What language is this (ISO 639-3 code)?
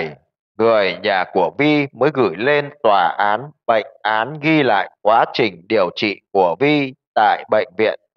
vie